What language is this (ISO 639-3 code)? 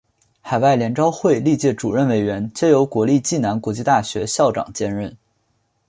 zho